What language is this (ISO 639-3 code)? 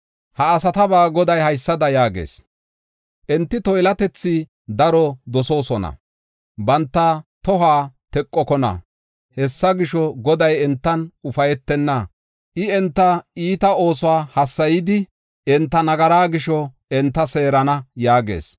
gof